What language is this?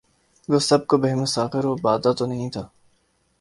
Urdu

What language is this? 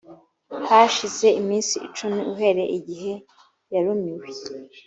Kinyarwanda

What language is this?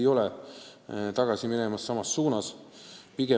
Estonian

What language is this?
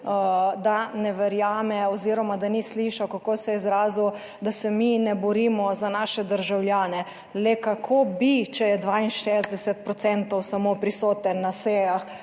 Slovenian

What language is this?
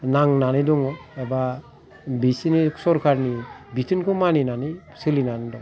Bodo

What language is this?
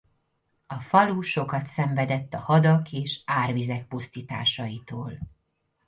Hungarian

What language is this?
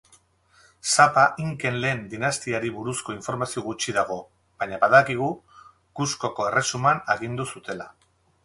Basque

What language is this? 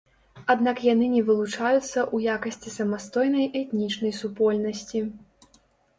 Belarusian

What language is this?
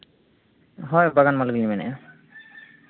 Santali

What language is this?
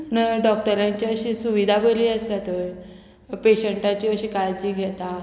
Konkani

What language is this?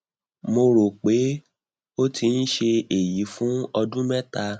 Yoruba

